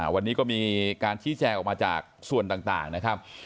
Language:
Thai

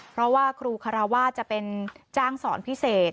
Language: Thai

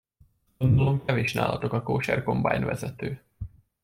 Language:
Hungarian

